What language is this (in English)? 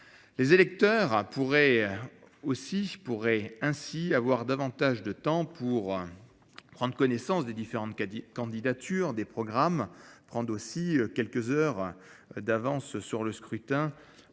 French